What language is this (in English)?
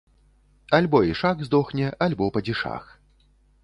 Belarusian